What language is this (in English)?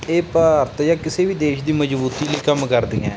Punjabi